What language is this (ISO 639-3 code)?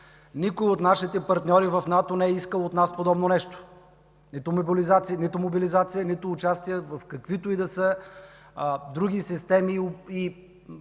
bul